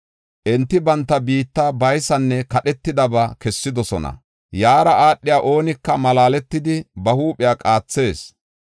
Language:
Gofa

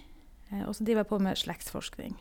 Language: Norwegian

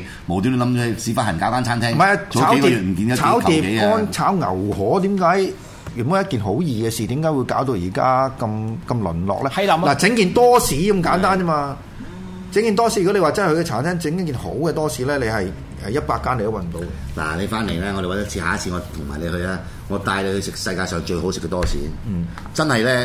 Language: Chinese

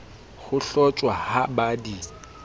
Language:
Southern Sotho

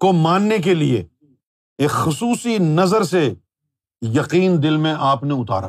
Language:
Urdu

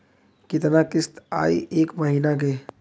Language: Bhojpuri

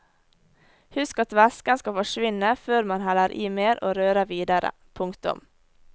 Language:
Norwegian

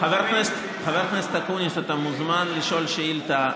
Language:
Hebrew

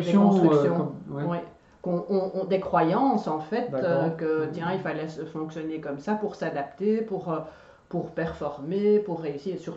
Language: French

